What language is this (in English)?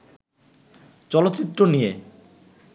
Bangla